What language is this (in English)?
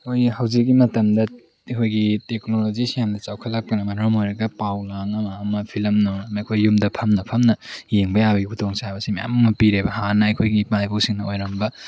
Manipuri